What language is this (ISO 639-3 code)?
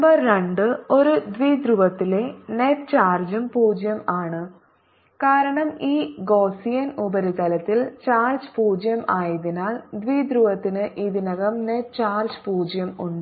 mal